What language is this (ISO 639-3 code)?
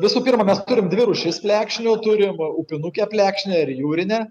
lit